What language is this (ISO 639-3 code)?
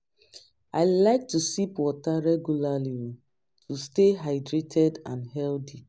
pcm